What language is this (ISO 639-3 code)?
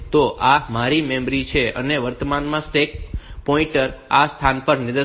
guj